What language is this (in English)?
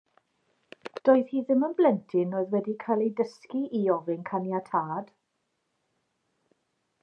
Welsh